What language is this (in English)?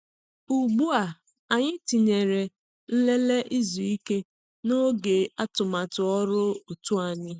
Igbo